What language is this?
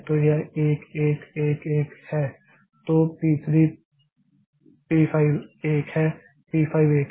Hindi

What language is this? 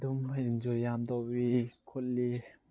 Manipuri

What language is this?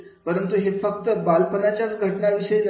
Marathi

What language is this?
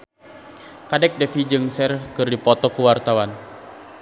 Sundanese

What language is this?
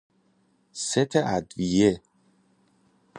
Persian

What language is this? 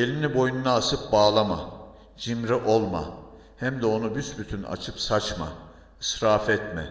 Turkish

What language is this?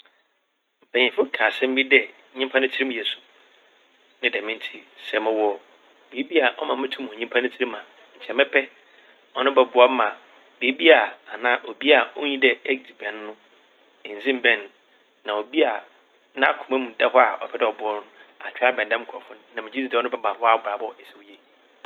Akan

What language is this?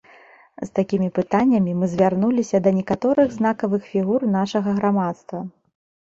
Belarusian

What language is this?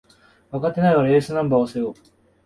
Japanese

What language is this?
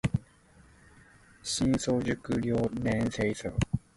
Cantonese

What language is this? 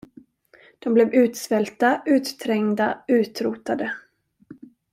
Swedish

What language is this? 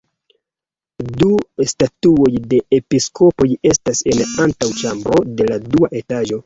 Esperanto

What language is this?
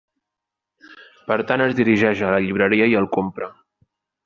Catalan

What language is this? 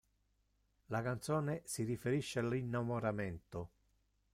Italian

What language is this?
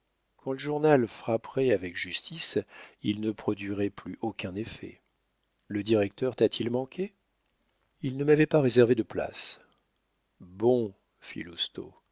French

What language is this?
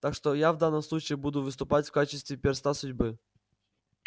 Russian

